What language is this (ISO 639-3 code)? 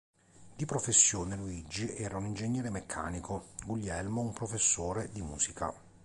ita